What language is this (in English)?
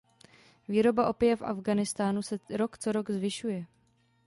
Czech